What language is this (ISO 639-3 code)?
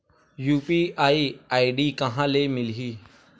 hne